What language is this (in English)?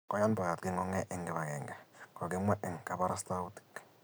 Kalenjin